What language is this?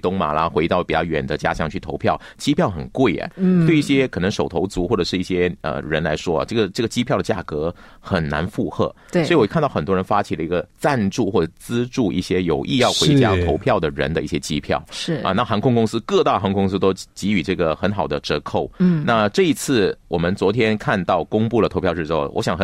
Chinese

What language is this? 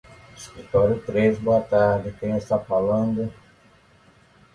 Portuguese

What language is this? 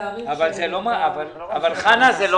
Hebrew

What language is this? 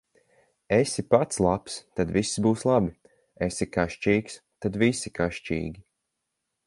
Latvian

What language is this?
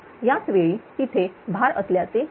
Marathi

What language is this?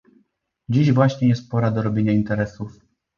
Polish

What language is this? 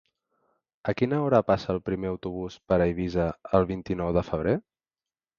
Catalan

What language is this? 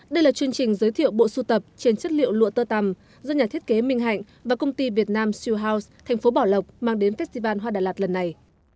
Vietnamese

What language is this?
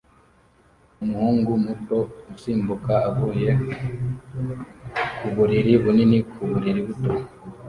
Kinyarwanda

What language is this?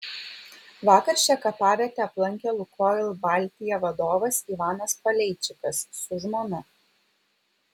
Lithuanian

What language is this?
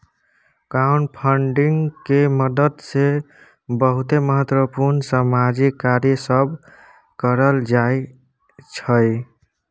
Maithili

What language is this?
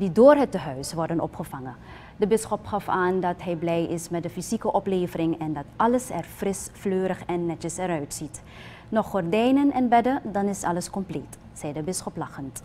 Dutch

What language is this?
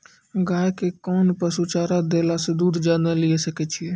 Maithili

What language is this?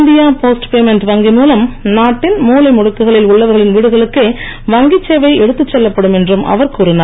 Tamil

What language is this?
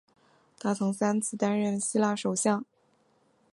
Chinese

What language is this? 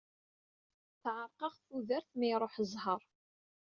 Kabyle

